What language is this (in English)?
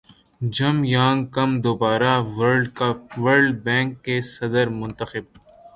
Urdu